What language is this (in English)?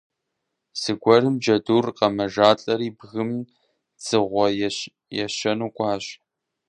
Kabardian